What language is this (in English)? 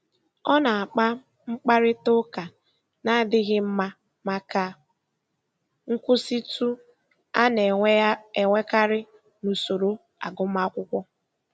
Igbo